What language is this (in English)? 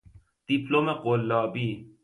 Persian